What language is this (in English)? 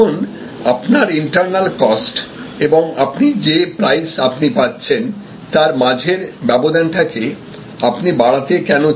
Bangla